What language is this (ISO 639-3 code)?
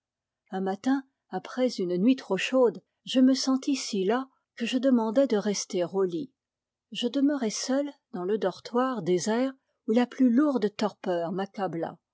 fra